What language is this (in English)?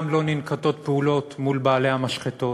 Hebrew